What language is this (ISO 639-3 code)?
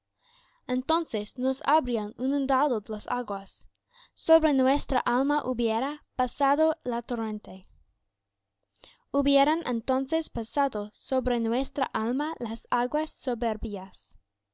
spa